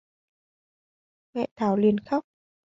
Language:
Vietnamese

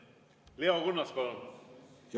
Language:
Estonian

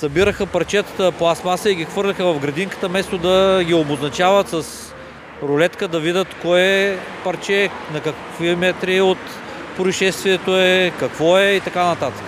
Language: Bulgarian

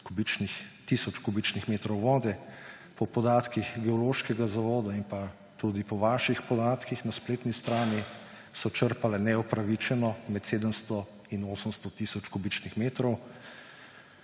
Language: Slovenian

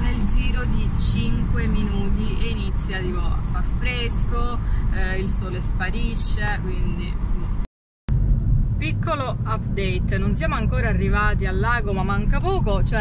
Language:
Italian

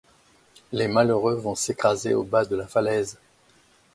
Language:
French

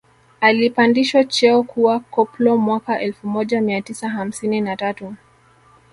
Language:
Swahili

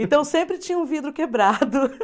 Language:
Portuguese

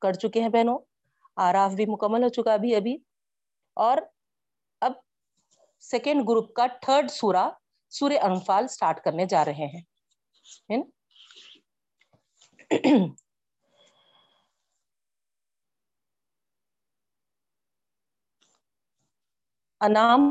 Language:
Urdu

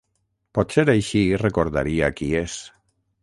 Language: Catalan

